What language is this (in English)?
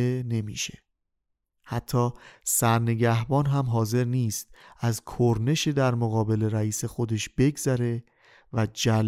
Persian